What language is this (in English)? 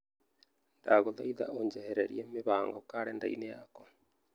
Kikuyu